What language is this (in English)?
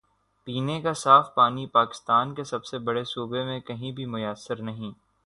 Urdu